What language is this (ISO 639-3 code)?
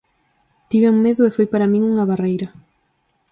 glg